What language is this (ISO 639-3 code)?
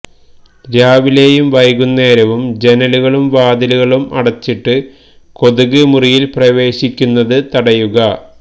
mal